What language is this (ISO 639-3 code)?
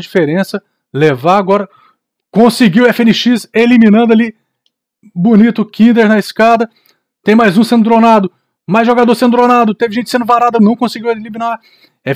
por